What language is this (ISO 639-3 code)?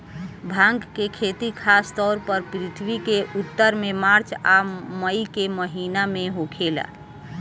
bho